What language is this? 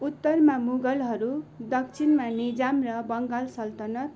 Nepali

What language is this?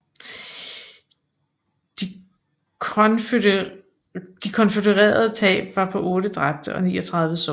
Danish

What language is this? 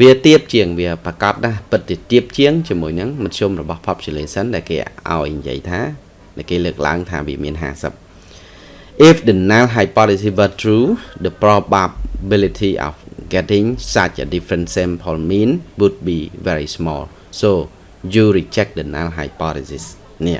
Vietnamese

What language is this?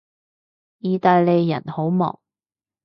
Cantonese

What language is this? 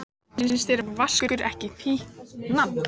Icelandic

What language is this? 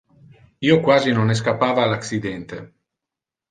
Interlingua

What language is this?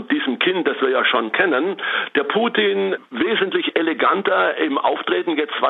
German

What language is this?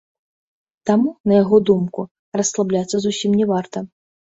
Belarusian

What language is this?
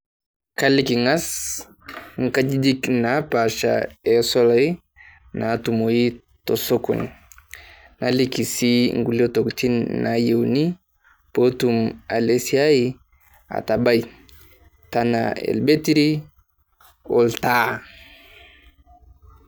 Masai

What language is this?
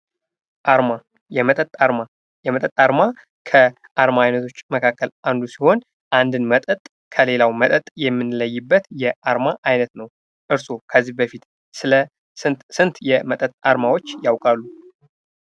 Amharic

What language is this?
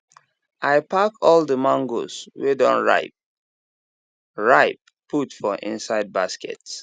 Nigerian Pidgin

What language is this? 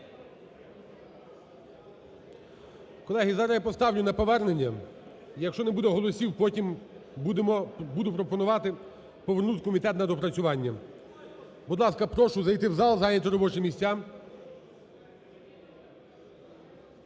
Ukrainian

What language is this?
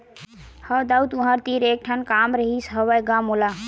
Chhattisgarhi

